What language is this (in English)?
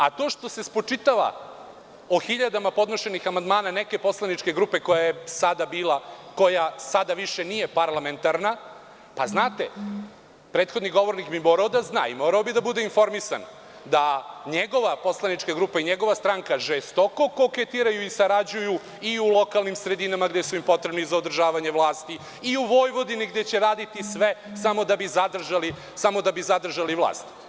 Serbian